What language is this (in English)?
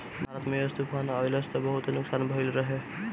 Bhojpuri